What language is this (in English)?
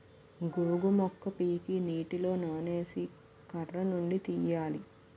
Telugu